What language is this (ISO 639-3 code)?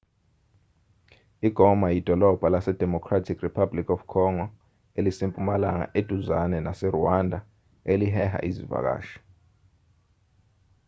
zul